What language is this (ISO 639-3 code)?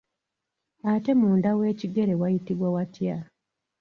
lug